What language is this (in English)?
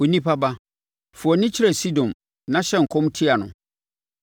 Akan